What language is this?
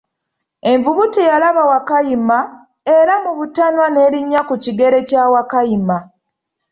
Ganda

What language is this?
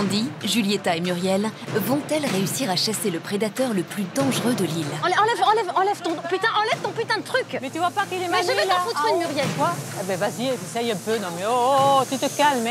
French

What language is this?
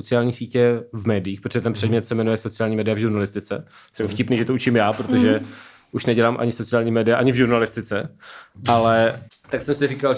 Czech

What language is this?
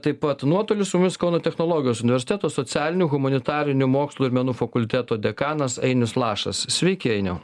Lithuanian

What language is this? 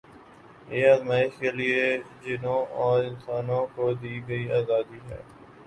Urdu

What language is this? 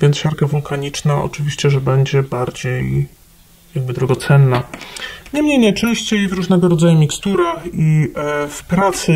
Polish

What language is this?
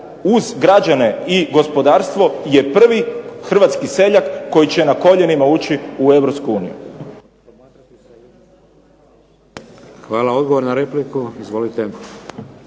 Croatian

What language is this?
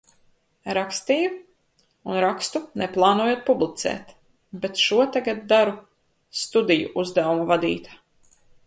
Latvian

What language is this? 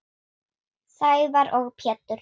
Icelandic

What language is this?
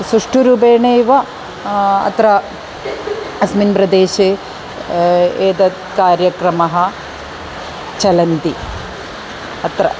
Sanskrit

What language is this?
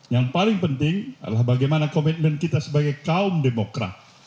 Indonesian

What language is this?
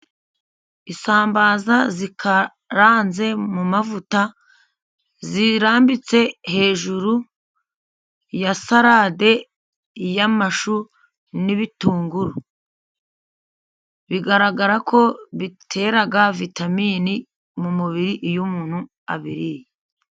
Kinyarwanda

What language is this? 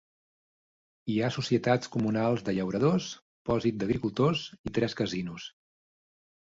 Catalan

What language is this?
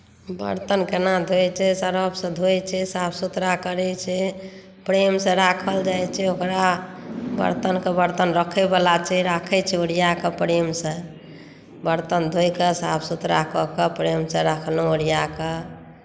Maithili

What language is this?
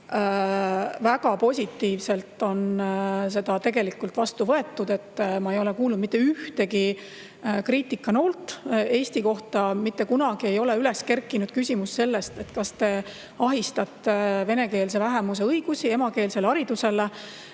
Estonian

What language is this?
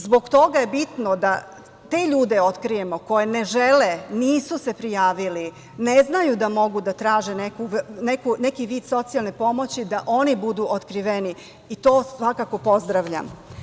Serbian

